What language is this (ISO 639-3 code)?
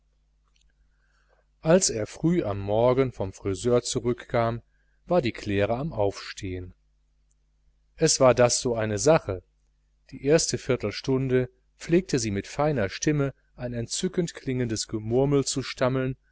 deu